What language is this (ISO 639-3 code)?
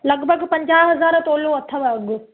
snd